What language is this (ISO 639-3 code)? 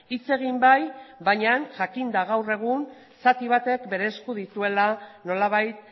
eus